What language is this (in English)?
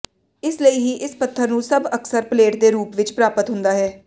Punjabi